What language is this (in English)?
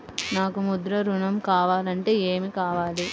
Telugu